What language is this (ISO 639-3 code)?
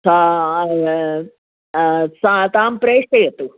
san